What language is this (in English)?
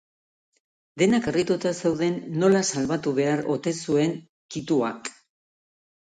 Basque